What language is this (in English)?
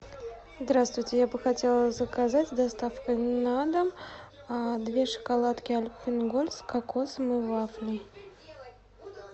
Russian